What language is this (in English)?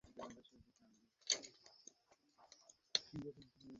Bangla